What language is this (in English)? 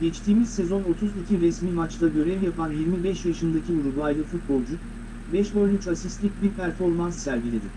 Turkish